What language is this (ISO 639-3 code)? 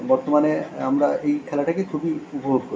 ben